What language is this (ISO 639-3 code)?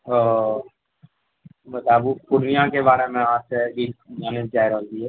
mai